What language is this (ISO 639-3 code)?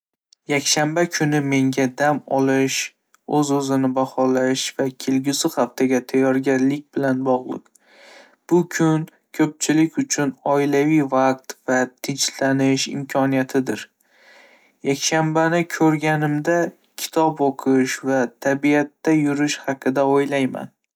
uzb